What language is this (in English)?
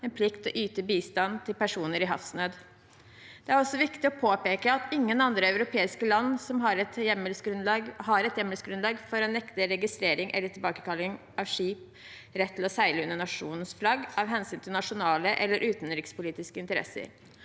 Norwegian